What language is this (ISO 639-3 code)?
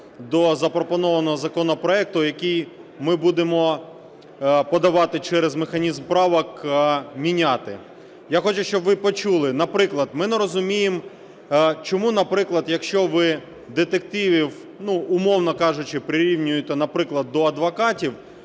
ukr